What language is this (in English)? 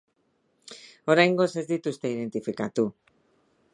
Basque